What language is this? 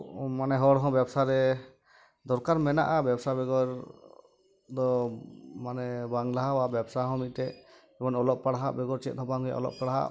Santali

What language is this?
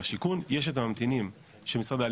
Hebrew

